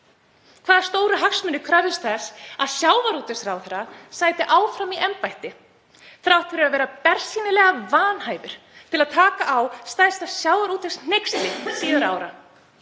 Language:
Icelandic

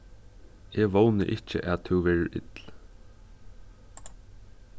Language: Faroese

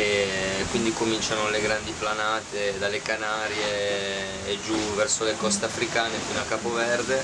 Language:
Italian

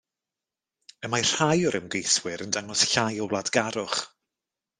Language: Welsh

